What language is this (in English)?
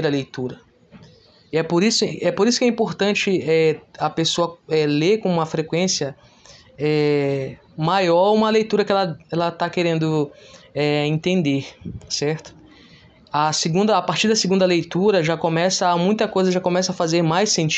Portuguese